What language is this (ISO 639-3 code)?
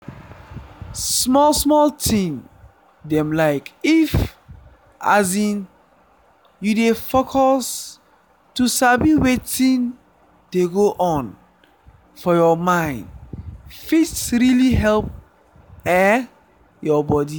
pcm